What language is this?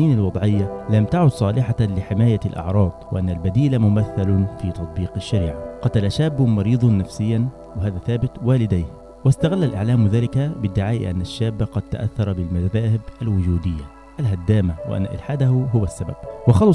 Arabic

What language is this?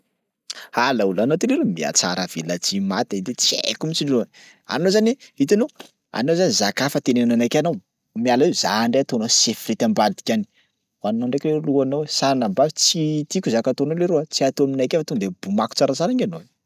Sakalava Malagasy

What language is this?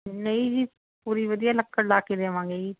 Punjabi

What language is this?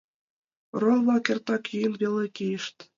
Mari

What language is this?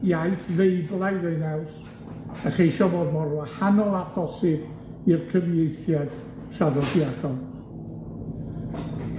Welsh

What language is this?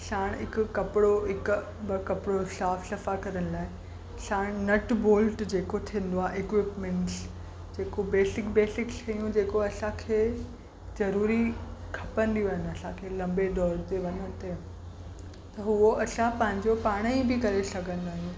Sindhi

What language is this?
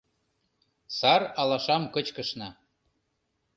Mari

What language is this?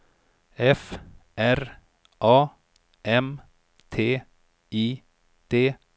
Swedish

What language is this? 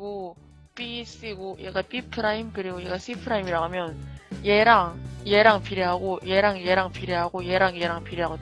Korean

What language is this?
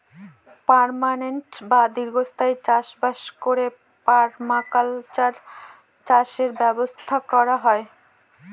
Bangla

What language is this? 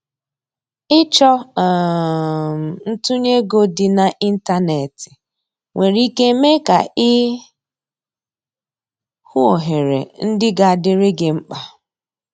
Igbo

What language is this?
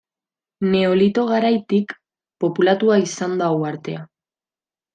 Basque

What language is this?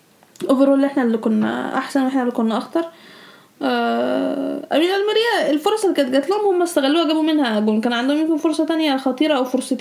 Arabic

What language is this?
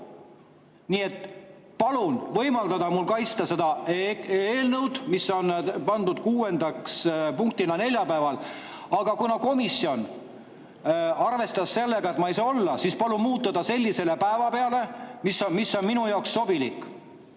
Estonian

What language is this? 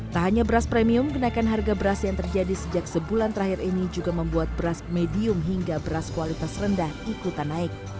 Indonesian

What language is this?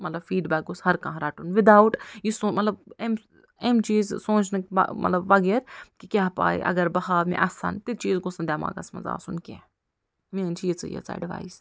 Kashmiri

